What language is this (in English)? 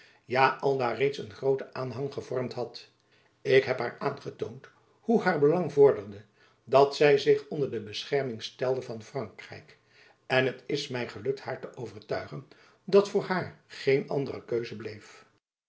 Dutch